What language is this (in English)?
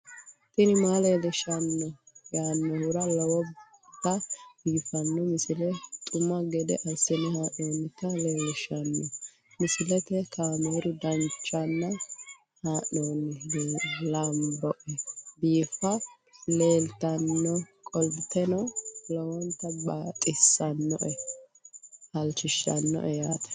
Sidamo